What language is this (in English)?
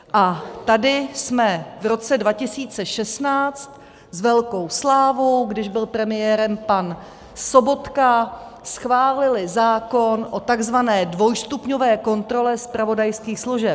Czech